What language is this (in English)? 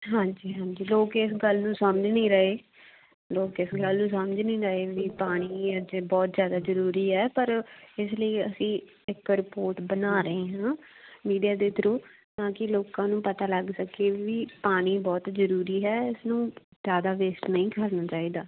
Punjabi